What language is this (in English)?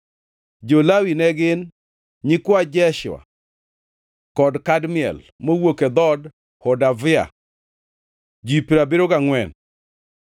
Luo (Kenya and Tanzania)